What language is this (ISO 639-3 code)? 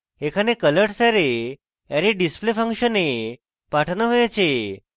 ben